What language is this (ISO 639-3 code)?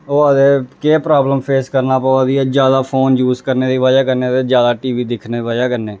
doi